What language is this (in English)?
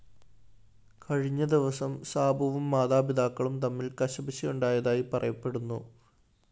Malayalam